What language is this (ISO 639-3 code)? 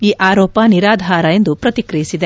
kan